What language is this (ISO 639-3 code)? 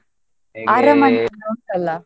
kan